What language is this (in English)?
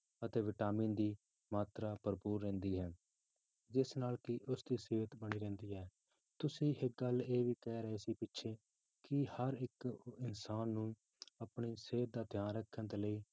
Punjabi